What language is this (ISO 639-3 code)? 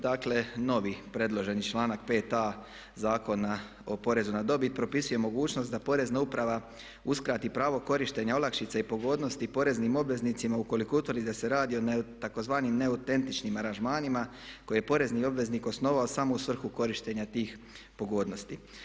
hrv